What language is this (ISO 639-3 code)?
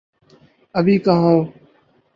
urd